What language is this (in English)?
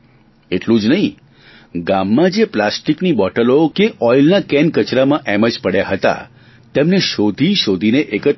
Gujarati